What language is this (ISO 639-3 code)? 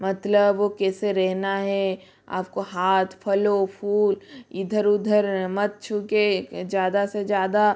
hin